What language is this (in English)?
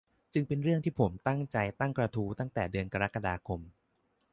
Thai